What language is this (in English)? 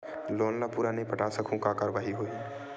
Chhattisgarhi